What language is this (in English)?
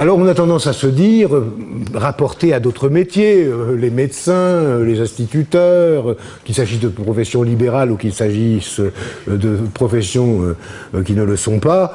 French